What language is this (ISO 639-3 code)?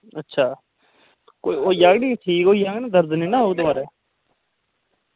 doi